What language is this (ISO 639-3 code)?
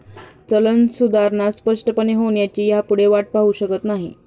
mar